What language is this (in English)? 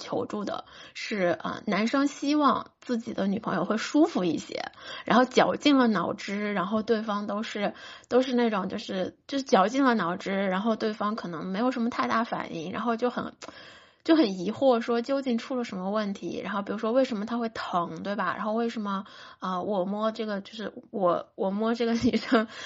Chinese